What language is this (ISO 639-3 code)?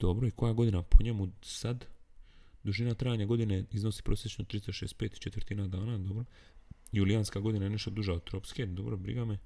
hrv